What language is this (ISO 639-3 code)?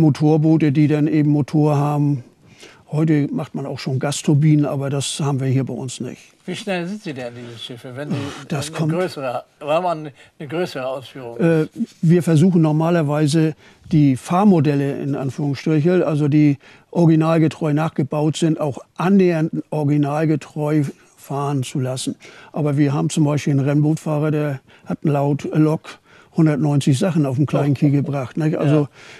deu